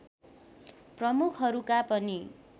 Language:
Nepali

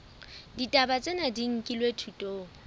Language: Southern Sotho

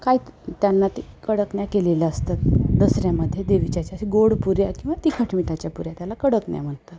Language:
Marathi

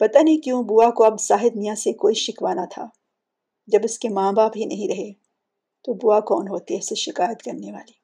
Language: Urdu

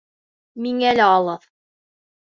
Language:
Bashkir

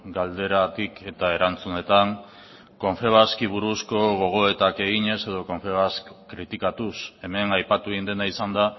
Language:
Basque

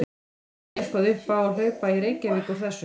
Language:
Icelandic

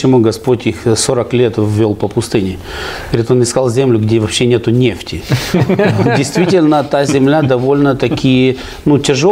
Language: Russian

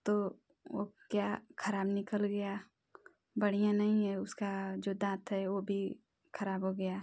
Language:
Hindi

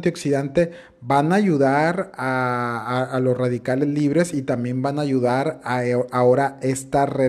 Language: Spanish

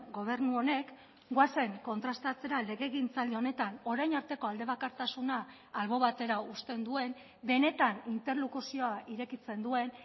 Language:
Basque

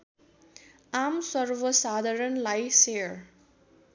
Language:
Nepali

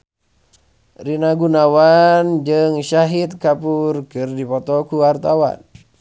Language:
Sundanese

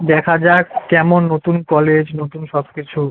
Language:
Bangla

